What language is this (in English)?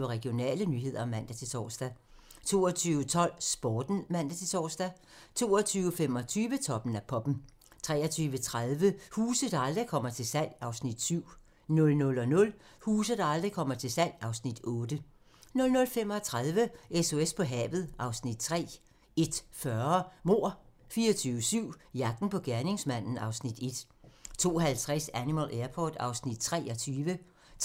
Danish